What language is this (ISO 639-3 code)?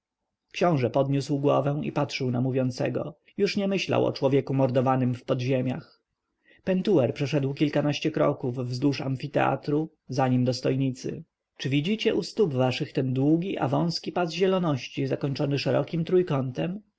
pol